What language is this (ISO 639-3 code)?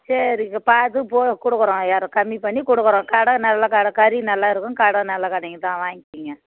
tam